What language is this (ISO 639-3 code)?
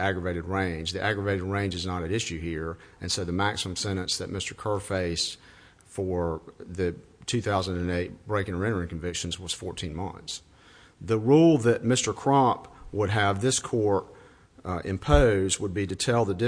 eng